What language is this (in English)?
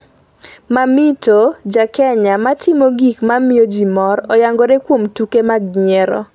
Luo (Kenya and Tanzania)